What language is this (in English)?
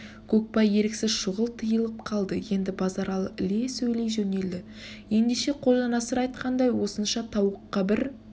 Kazakh